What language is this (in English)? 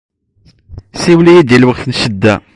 Kabyle